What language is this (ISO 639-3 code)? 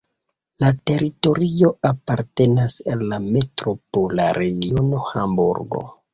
epo